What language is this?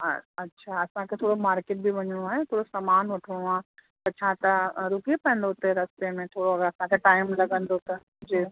Sindhi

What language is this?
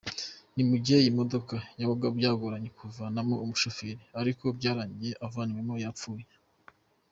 Kinyarwanda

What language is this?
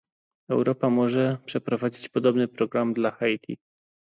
Polish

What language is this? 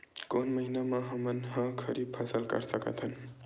Chhattisgarhi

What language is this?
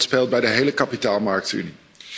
Dutch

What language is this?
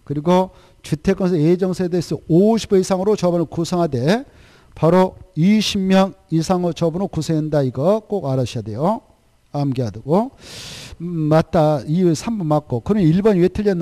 Korean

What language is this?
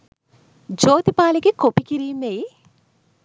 Sinhala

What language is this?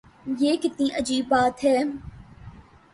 Urdu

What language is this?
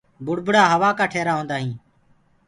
Gurgula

